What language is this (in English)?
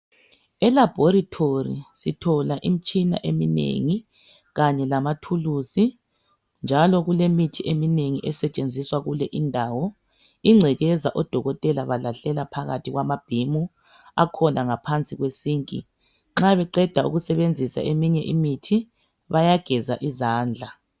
North Ndebele